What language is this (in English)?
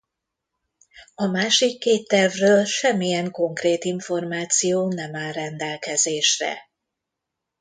Hungarian